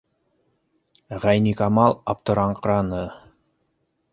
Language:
Bashkir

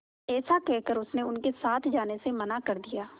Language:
Hindi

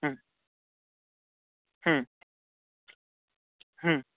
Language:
Bangla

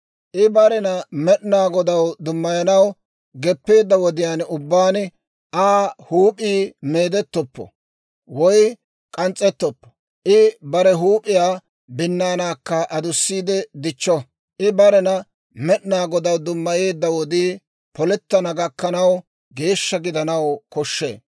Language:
Dawro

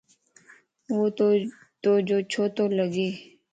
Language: Lasi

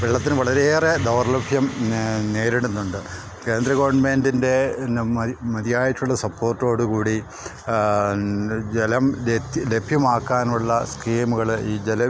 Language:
Malayalam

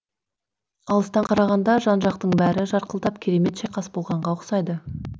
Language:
Kazakh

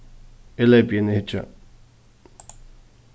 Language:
Faroese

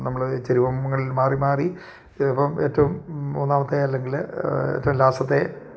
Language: Malayalam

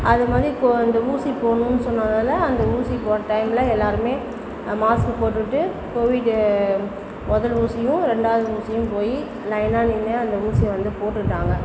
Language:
Tamil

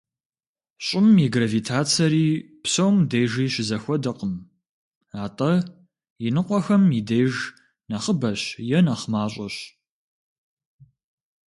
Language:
Kabardian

